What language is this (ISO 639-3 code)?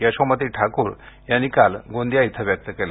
mar